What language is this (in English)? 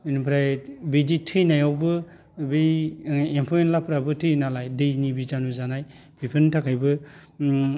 Bodo